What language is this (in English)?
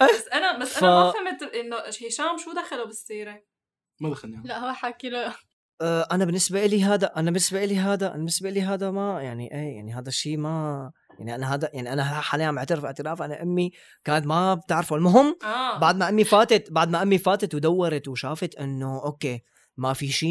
Arabic